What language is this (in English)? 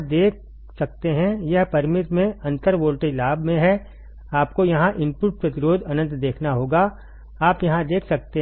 Hindi